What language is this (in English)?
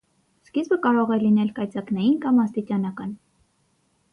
Armenian